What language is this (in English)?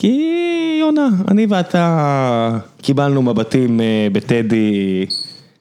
Hebrew